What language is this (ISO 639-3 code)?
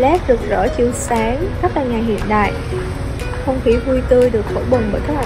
vie